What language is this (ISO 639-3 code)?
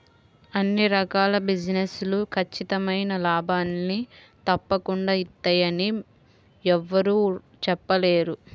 tel